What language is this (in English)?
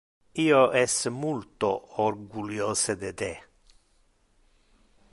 Interlingua